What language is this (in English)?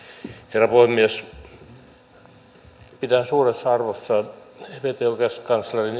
Finnish